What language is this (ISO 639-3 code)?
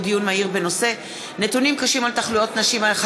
heb